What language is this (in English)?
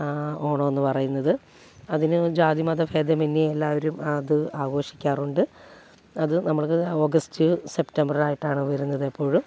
Malayalam